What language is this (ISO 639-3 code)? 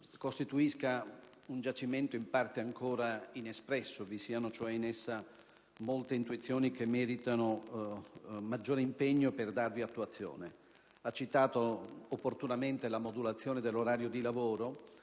ita